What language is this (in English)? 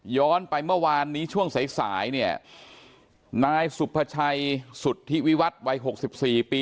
Thai